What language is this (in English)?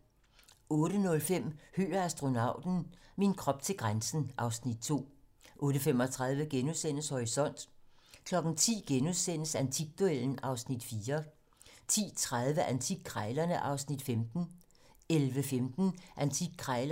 Danish